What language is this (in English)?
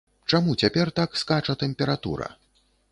Belarusian